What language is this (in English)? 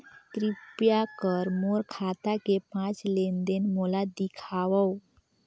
Chhattisgarhi